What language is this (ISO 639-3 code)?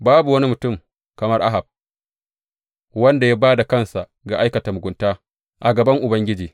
hau